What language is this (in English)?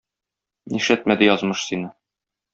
Tatar